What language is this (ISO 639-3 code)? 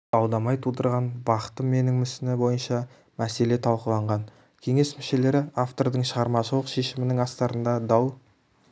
kaz